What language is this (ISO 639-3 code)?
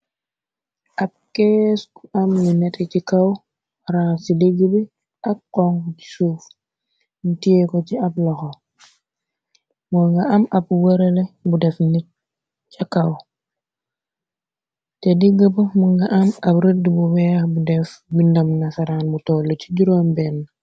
wol